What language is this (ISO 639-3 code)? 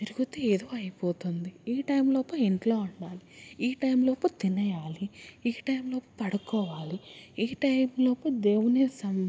tel